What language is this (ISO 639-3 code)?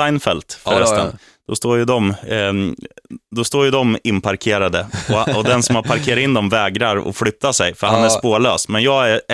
swe